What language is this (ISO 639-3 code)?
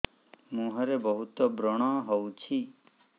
ori